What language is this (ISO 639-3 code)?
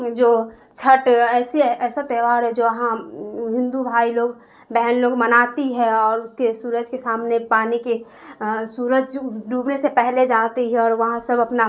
urd